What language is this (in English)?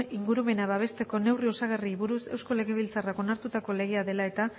Basque